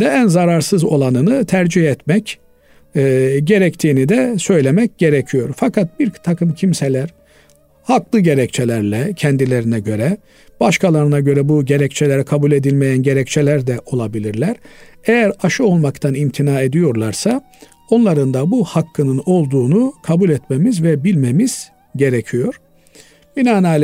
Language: Turkish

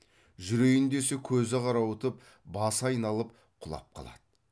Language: Kazakh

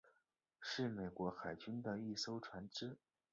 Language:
Chinese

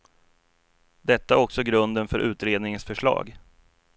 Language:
Swedish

